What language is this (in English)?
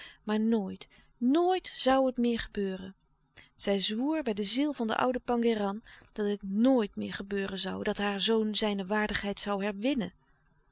Dutch